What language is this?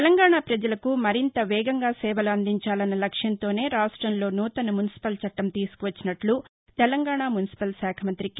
Telugu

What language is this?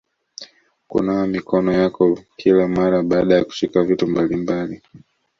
Swahili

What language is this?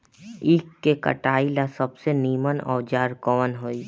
Bhojpuri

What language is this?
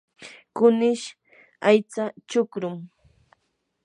Yanahuanca Pasco Quechua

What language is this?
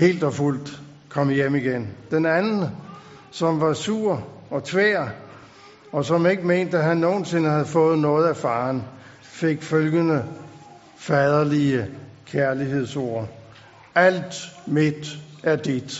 Danish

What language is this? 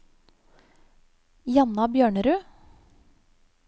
Norwegian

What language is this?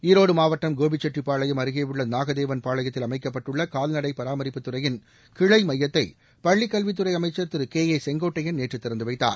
Tamil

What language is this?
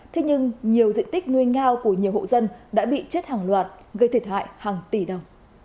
Vietnamese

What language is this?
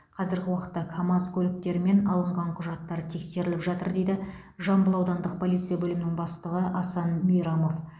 Kazakh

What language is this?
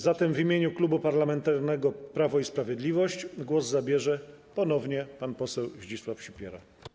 Polish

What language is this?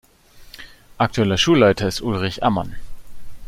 German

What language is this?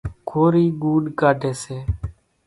Kachi Koli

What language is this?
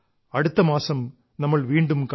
Malayalam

